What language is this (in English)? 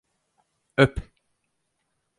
Turkish